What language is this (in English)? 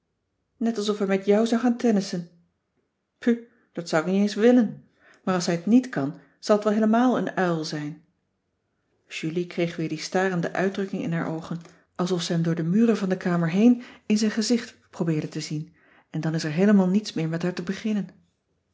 Dutch